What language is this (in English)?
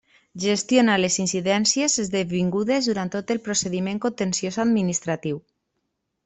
Catalan